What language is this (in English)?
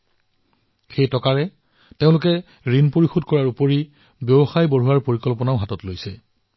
Assamese